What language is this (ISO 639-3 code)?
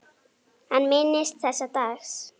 isl